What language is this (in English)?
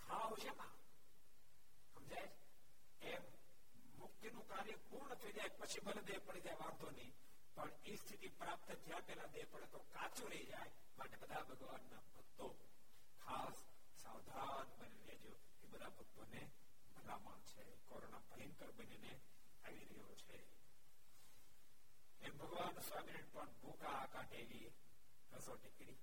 Gujarati